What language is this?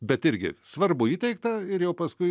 Lithuanian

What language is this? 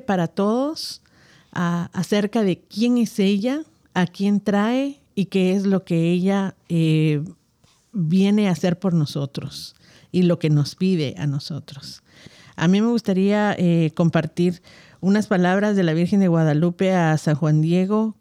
Spanish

